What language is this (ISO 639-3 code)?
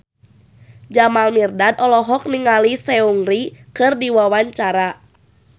sun